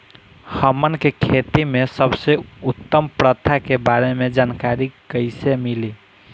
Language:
Bhojpuri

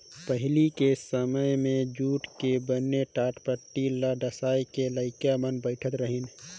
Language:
Chhattisgarhi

